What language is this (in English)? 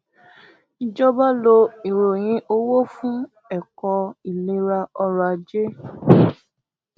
Yoruba